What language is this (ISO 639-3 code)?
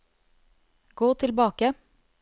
nor